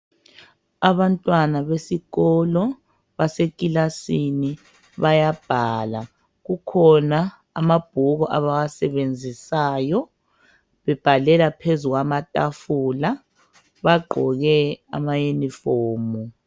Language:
North Ndebele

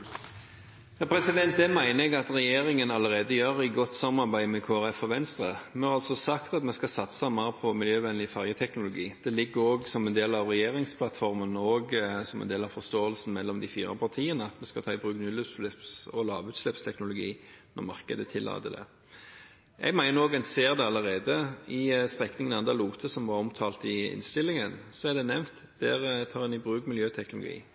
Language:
Norwegian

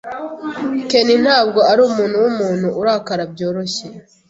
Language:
Kinyarwanda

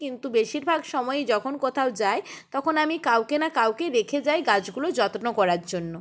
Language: Bangla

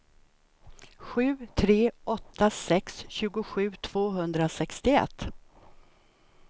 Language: Swedish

